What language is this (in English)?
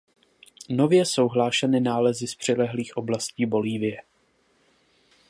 Czech